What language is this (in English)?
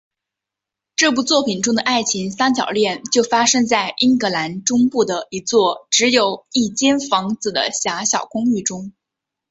Chinese